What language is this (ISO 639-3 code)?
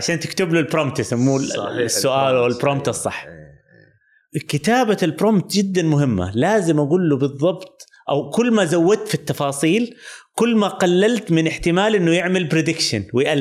ara